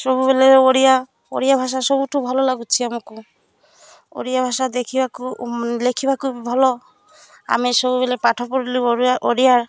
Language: Odia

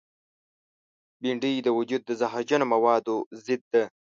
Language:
Pashto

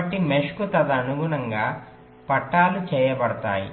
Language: Telugu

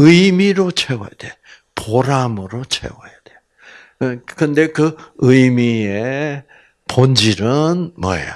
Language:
Korean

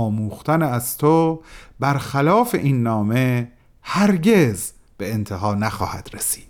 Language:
Persian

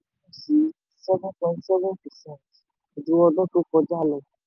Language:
Yoruba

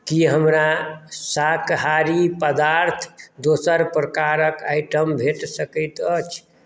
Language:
Maithili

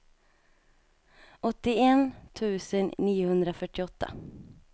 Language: Swedish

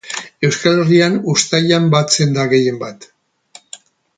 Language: Basque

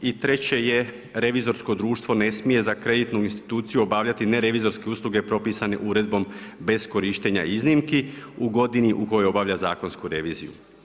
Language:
Croatian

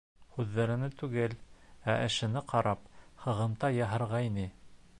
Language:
Bashkir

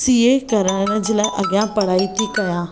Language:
Sindhi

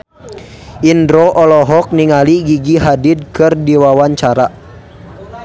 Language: Sundanese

